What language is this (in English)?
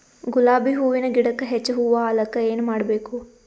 Kannada